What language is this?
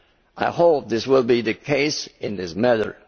English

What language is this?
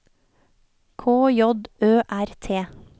Norwegian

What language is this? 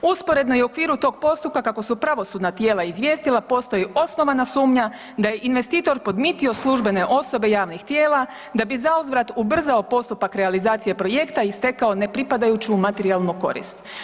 Croatian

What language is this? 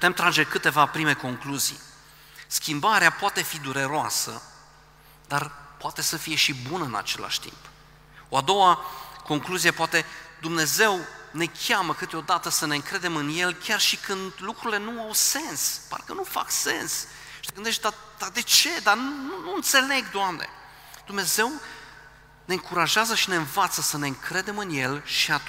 Romanian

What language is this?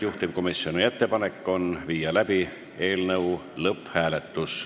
Estonian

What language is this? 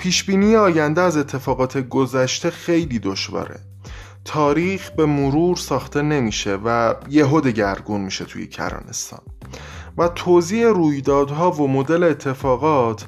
Persian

